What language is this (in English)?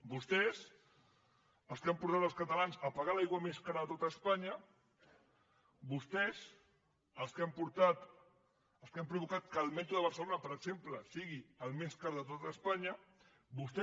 Catalan